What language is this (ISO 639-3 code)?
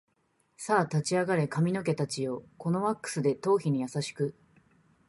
jpn